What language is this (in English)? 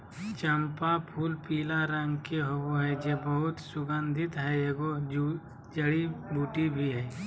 Magahi